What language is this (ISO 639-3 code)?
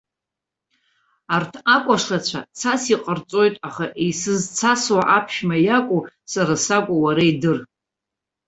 abk